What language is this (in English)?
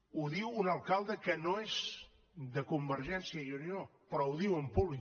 Catalan